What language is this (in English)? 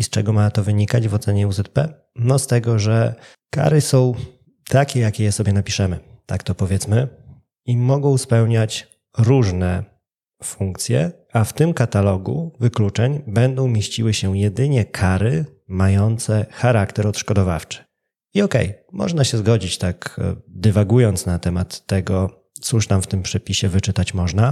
Polish